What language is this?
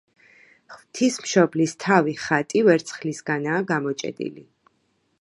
Georgian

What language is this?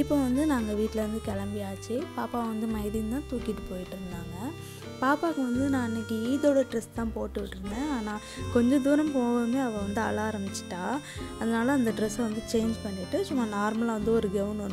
Korean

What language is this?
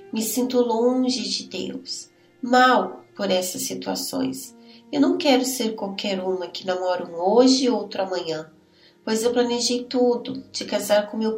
Portuguese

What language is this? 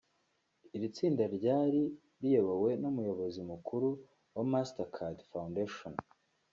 Kinyarwanda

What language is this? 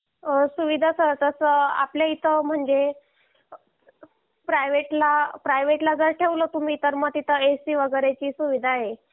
Marathi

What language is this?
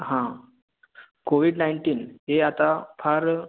Marathi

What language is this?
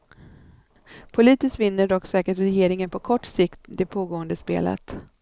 Swedish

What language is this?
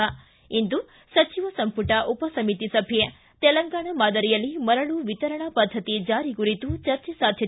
Kannada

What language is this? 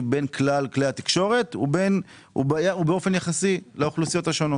Hebrew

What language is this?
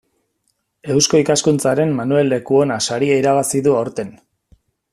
Basque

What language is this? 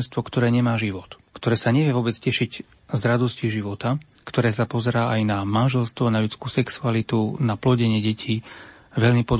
Slovak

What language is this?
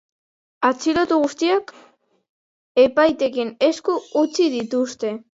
Basque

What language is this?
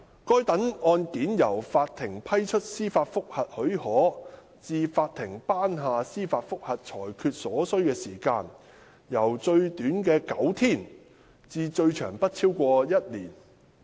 Cantonese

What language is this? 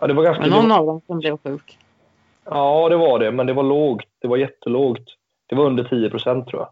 Swedish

